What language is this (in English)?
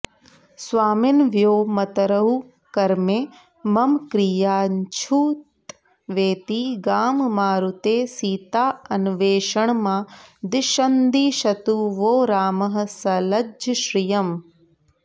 Sanskrit